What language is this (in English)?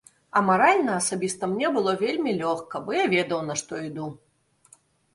Belarusian